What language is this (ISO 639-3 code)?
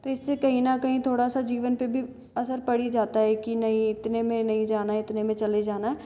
hin